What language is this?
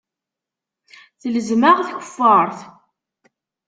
Kabyle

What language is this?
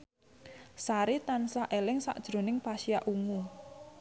Javanese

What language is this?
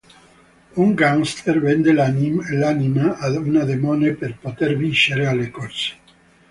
Italian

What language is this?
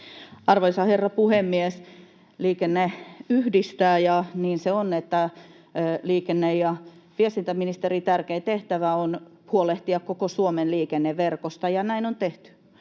Finnish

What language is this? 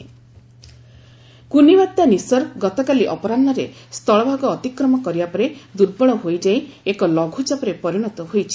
Odia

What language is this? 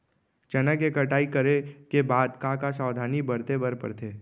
Chhattisgarhi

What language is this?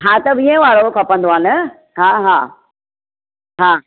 Sindhi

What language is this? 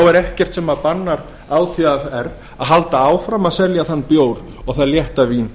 Icelandic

